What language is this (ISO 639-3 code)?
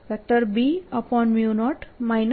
guj